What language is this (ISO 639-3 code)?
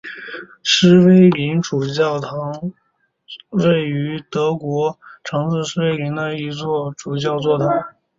zho